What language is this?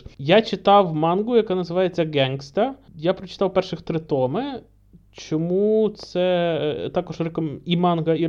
Ukrainian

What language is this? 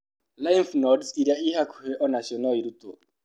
Kikuyu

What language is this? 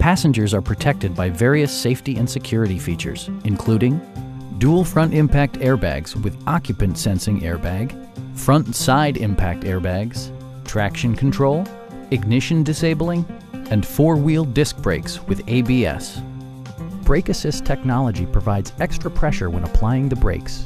English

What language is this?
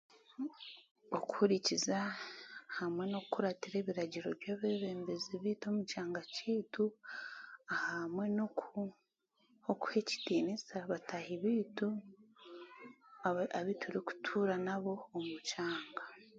Chiga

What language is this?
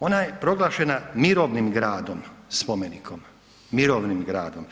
Croatian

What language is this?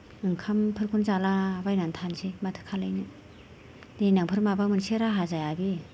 Bodo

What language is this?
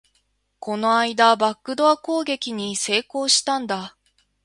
Japanese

